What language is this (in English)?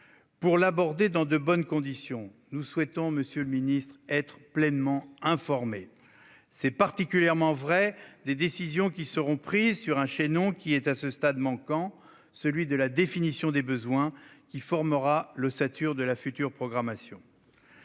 French